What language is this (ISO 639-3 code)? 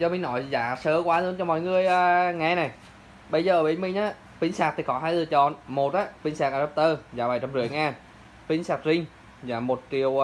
vie